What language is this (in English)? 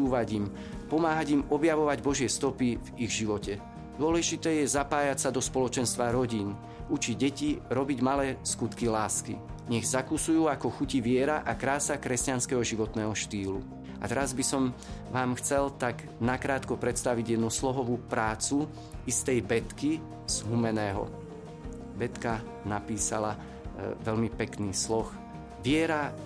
Slovak